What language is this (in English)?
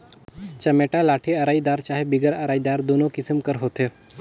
Chhattisgarhi